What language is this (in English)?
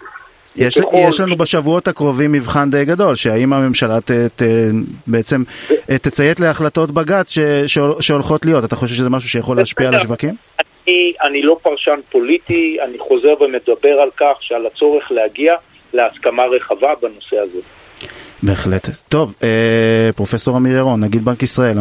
Hebrew